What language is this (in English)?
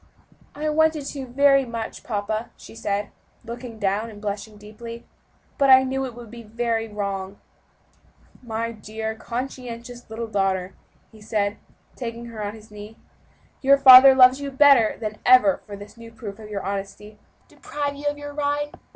English